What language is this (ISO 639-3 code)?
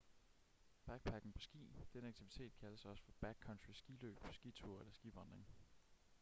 dan